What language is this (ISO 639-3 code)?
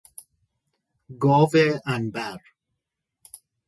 fas